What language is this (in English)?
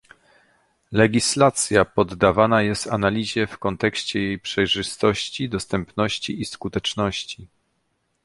Polish